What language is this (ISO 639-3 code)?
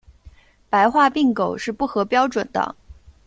zho